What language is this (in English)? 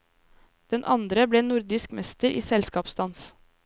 Norwegian